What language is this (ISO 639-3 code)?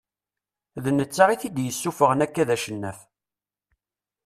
kab